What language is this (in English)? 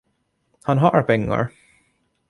Swedish